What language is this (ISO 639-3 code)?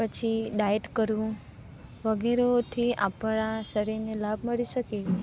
guj